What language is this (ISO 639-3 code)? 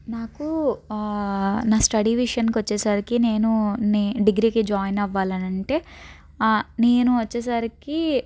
tel